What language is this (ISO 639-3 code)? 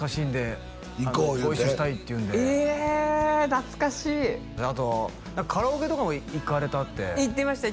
jpn